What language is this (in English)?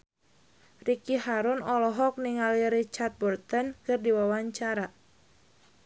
Sundanese